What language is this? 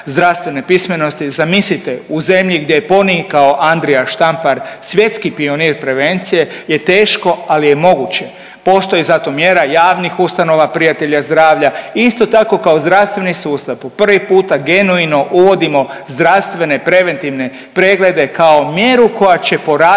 Croatian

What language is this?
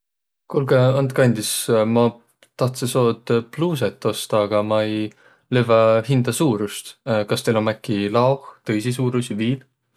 Võro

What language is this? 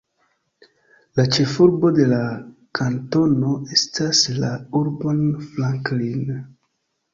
Esperanto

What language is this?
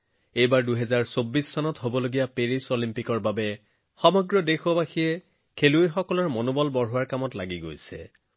Assamese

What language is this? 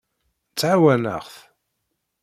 Kabyle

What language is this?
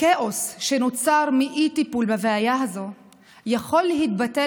Hebrew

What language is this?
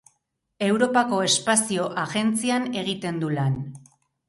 Basque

